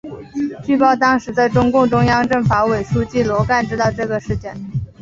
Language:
Chinese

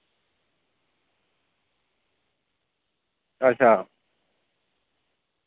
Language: Dogri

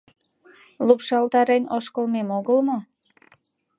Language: Mari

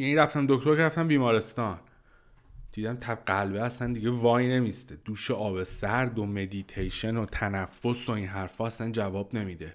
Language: Persian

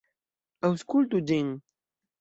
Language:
Esperanto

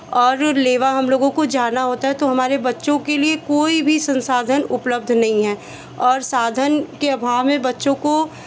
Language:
Hindi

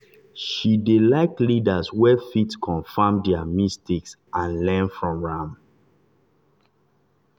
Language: Nigerian Pidgin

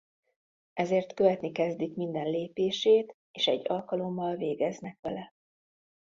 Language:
Hungarian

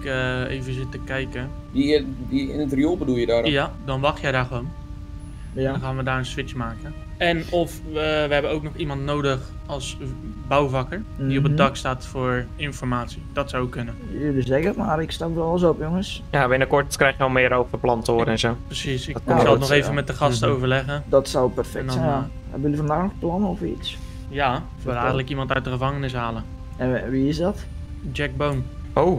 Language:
Dutch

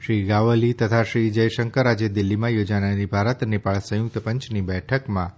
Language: Gujarati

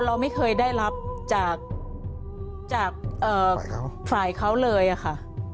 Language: Thai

